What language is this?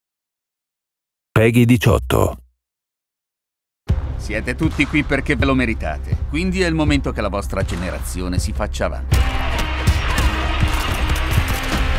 Italian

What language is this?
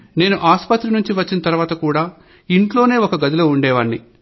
Telugu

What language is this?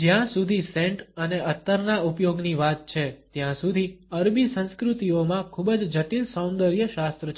Gujarati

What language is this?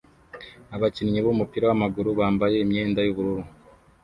Kinyarwanda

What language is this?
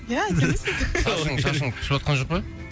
Kazakh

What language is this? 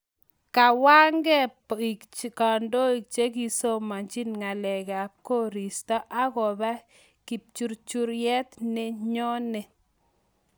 Kalenjin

